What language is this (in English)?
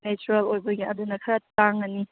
Manipuri